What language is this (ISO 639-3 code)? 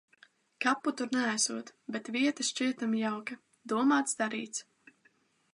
lav